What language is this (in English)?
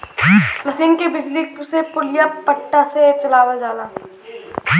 Bhojpuri